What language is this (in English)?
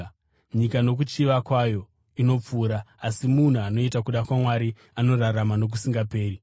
Shona